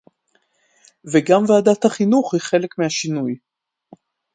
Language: Hebrew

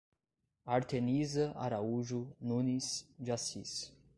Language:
Portuguese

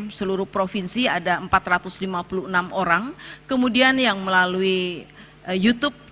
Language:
Indonesian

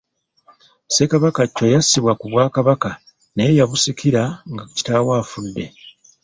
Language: Ganda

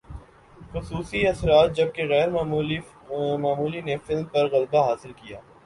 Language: Urdu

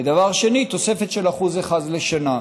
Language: Hebrew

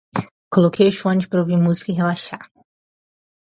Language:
Portuguese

